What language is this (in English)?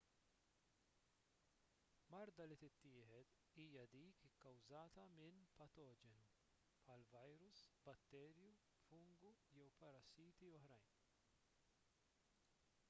Maltese